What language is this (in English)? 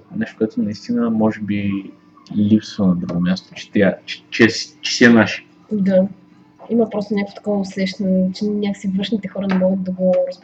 Bulgarian